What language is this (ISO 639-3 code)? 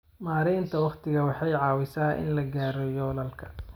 som